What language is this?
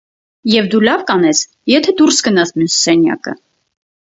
Armenian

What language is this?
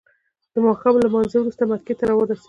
Pashto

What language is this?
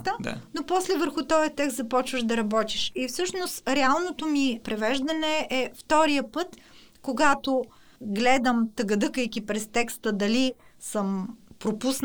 Bulgarian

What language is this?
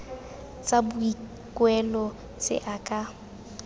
Tswana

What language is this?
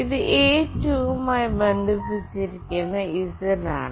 Malayalam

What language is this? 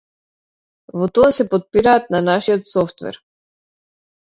Macedonian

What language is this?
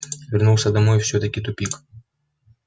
Russian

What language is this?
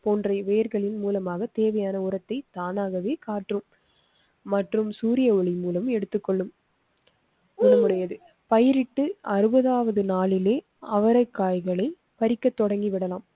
Tamil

